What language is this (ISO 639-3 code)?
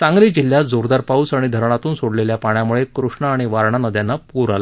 mar